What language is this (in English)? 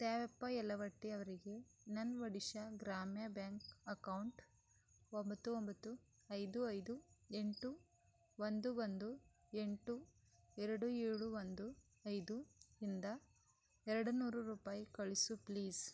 Kannada